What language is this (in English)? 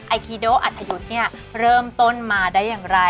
Thai